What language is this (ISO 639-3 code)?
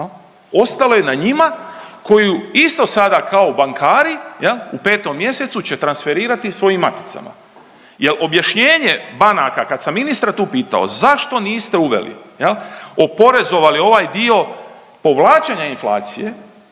hrv